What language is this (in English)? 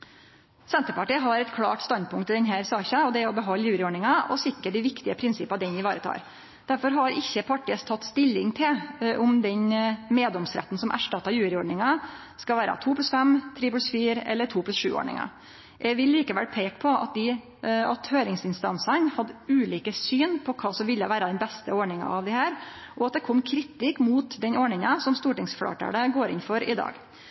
Norwegian Nynorsk